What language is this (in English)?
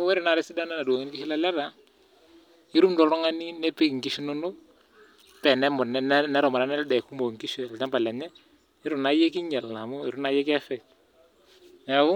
Masai